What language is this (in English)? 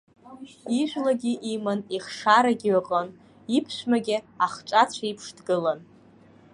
Abkhazian